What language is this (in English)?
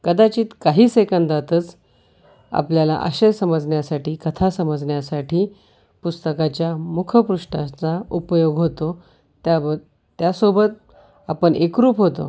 Marathi